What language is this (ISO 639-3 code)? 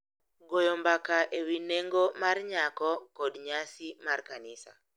luo